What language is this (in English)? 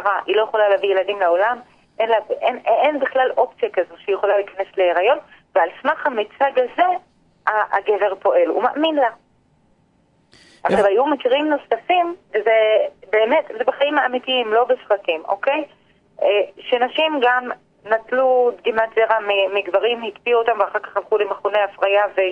Hebrew